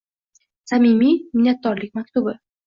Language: Uzbek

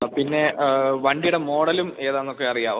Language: Malayalam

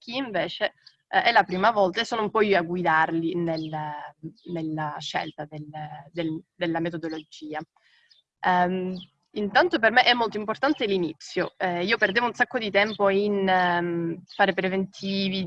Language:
Italian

